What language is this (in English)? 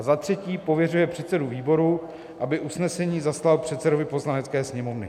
Czech